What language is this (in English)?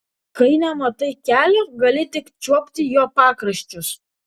Lithuanian